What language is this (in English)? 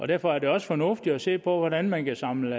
Danish